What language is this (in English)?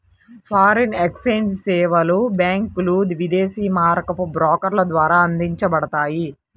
Telugu